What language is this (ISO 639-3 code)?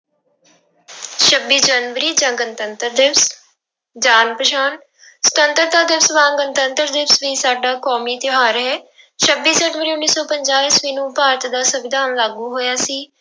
pan